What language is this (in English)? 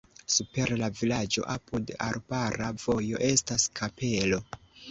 Esperanto